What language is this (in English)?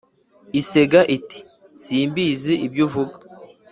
Kinyarwanda